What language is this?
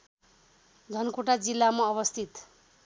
Nepali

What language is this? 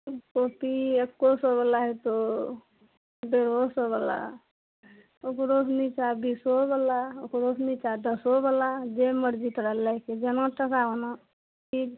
Maithili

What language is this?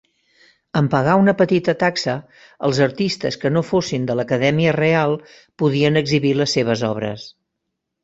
Catalan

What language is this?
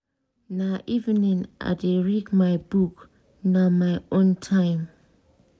Nigerian Pidgin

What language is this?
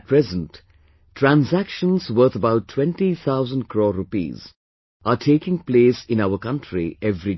English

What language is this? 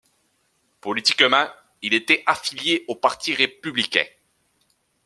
French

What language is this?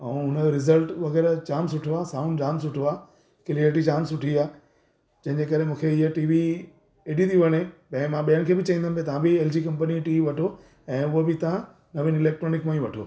Sindhi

